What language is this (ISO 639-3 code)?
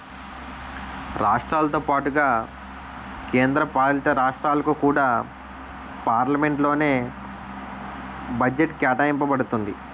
tel